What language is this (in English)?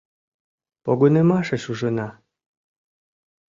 Mari